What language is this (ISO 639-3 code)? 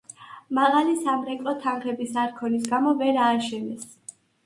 kat